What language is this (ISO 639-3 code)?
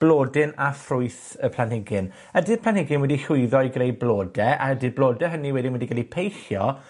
cym